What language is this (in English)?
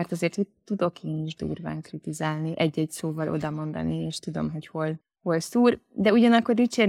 Hungarian